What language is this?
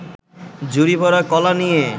Bangla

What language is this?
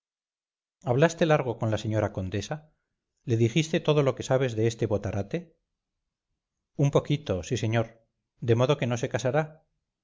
Spanish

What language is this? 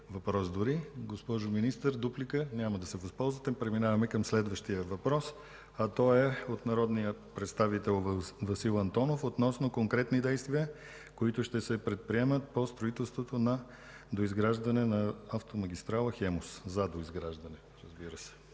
Bulgarian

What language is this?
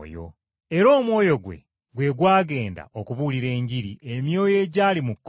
Ganda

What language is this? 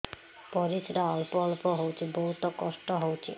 Odia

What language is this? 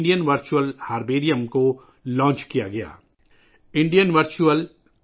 Urdu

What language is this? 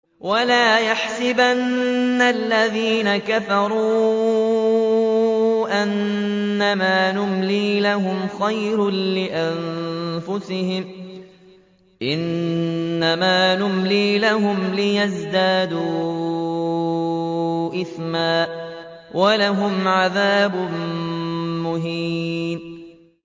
Arabic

